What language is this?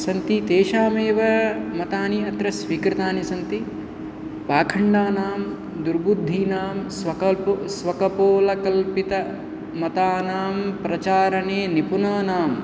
Sanskrit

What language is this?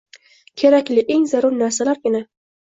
Uzbek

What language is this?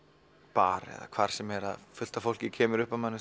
Icelandic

